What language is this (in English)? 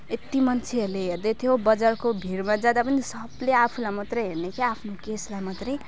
Nepali